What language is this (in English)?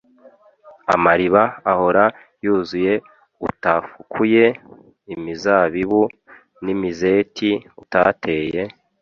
Kinyarwanda